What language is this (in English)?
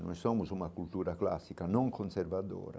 Portuguese